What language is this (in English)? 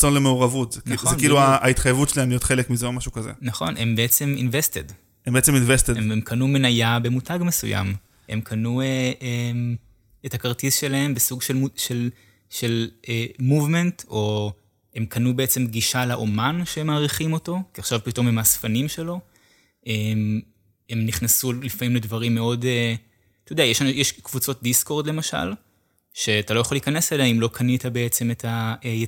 Hebrew